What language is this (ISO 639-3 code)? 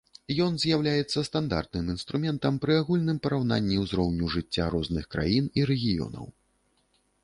bel